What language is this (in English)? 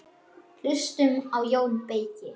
Icelandic